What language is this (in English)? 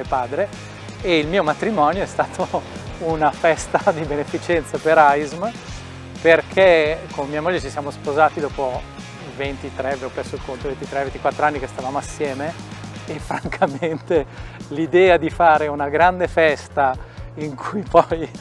Italian